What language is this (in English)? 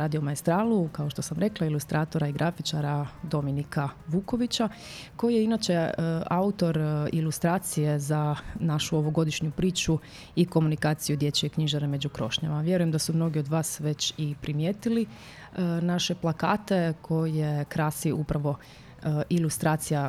Croatian